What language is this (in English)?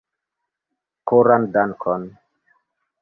Esperanto